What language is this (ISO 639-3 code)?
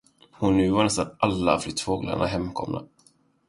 swe